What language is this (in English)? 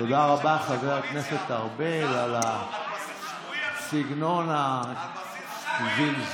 Hebrew